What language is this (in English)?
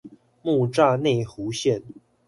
Chinese